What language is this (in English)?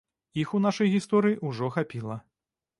Belarusian